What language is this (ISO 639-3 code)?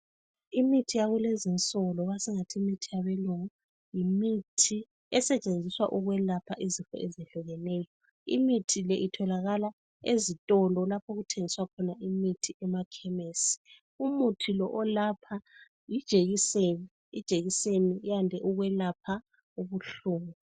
nde